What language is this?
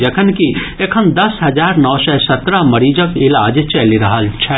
Maithili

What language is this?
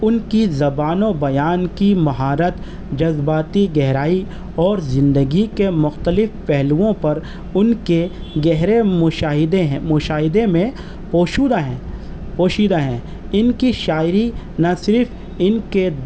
Urdu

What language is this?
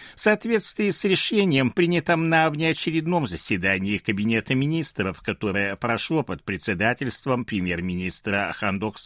Russian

